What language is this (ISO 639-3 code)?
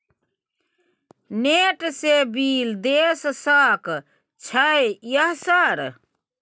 mai